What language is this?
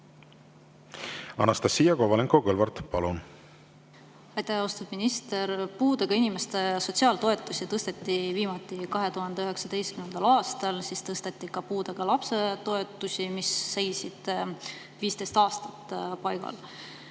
Estonian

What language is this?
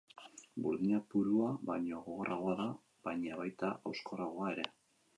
Basque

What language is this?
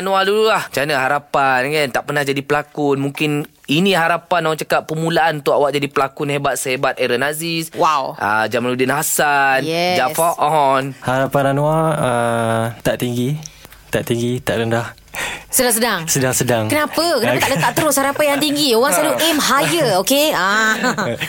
Malay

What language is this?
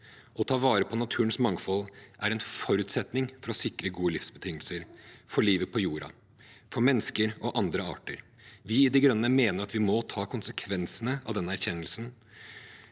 Norwegian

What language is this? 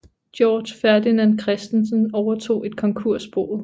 Danish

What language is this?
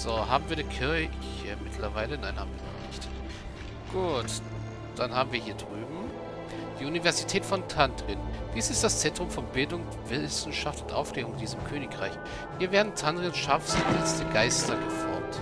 German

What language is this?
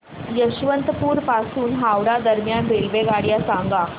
Marathi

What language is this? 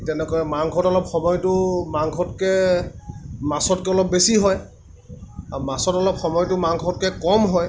Assamese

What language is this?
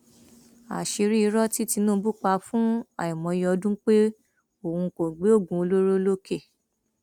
Yoruba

